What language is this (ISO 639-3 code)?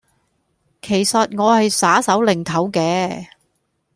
yue